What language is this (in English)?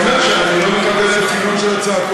Hebrew